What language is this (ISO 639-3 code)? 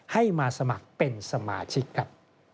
tha